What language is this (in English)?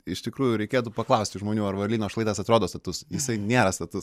Lithuanian